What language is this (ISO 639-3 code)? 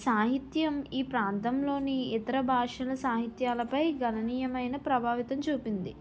tel